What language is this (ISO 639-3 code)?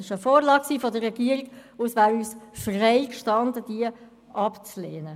gsw